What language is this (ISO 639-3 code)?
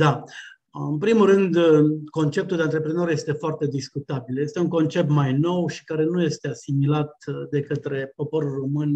ron